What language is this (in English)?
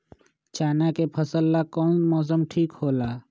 Magahi